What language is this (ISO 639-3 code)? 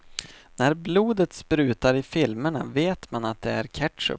swe